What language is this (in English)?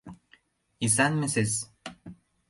Mari